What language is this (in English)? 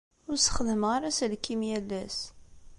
Kabyle